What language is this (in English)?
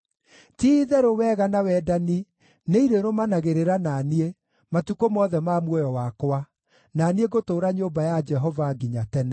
Kikuyu